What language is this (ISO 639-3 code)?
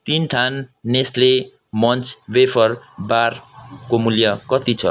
nep